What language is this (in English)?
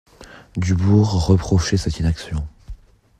French